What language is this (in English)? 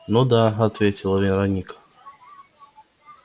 Russian